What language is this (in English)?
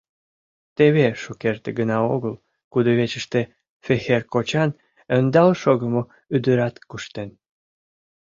Mari